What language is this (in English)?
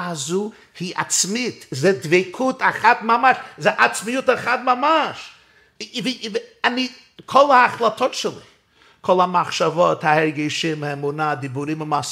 Hebrew